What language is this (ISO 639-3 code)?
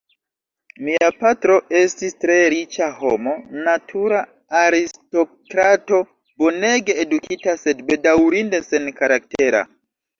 epo